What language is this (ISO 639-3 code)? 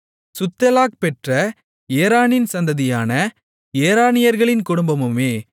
tam